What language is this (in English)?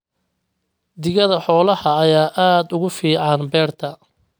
Somali